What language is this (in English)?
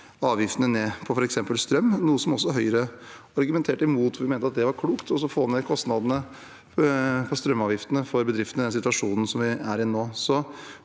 Norwegian